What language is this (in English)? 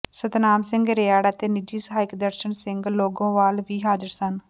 Punjabi